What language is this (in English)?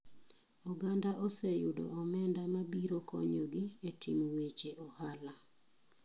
Luo (Kenya and Tanzania)